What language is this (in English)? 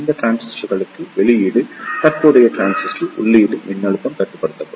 Tamil